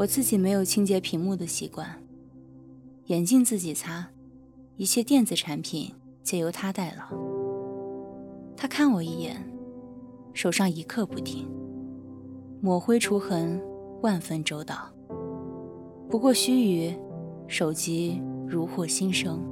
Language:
Chinese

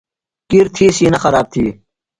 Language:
Phalura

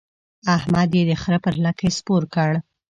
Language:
Pashto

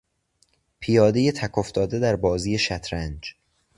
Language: Persian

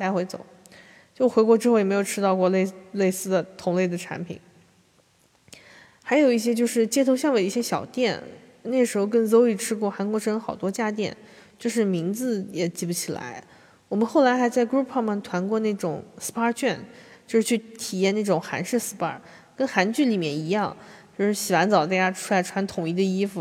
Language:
Chinese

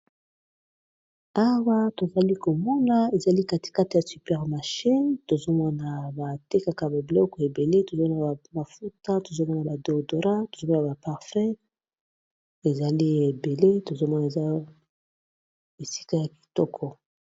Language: Lingala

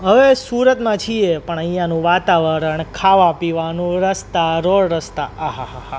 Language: Gujarati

